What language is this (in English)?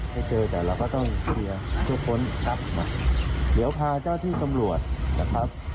Thai